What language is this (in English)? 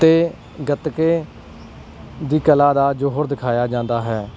Punjabi